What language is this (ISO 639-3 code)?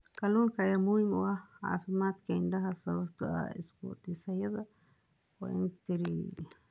som